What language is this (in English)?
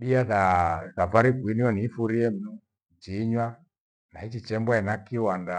Gweno